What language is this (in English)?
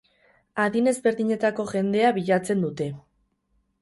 Basque